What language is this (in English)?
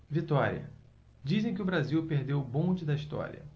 Portuguese